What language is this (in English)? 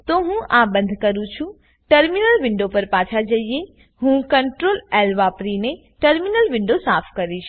Gujarati